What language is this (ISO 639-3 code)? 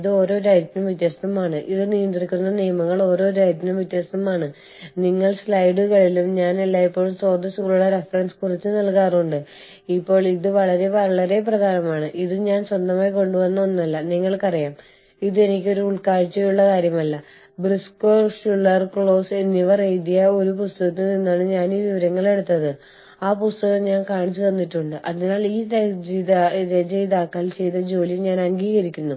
mal